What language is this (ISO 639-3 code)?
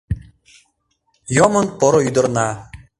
chm